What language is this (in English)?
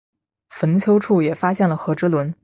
Chinese